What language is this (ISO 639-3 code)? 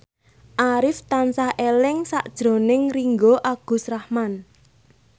jav